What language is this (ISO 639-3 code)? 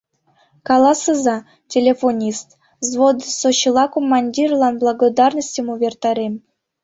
chm